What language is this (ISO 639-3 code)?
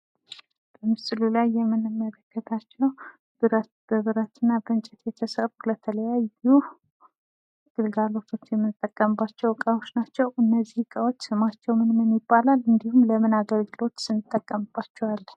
amh